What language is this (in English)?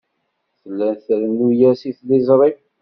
Kabyle